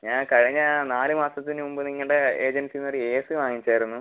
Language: Malayalam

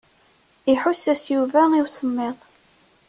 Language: Kabyle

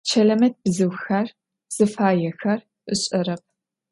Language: Adyghe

